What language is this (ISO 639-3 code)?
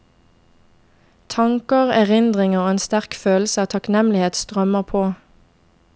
nor